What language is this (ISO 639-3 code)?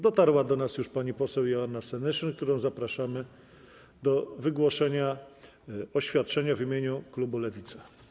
pol